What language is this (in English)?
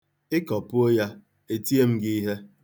Igbo